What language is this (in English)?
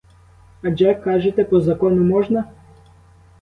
Ukrainian